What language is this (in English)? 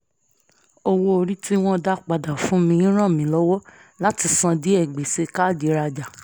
Yoruba